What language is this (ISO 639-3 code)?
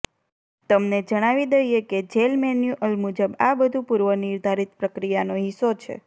guj